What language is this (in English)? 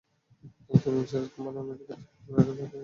Bangla